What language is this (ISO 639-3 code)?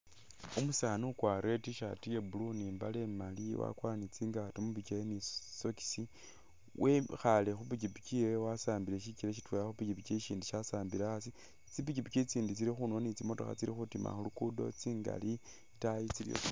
myx